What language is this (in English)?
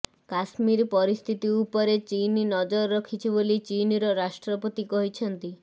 Odia